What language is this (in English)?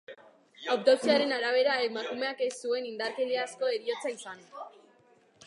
Basque